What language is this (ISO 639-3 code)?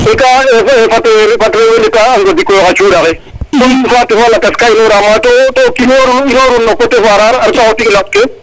srr